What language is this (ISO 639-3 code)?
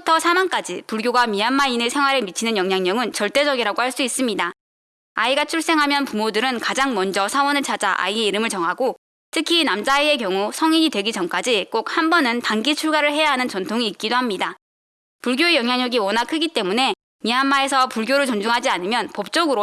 kor